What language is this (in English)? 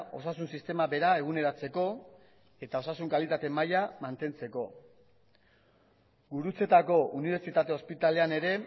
Basque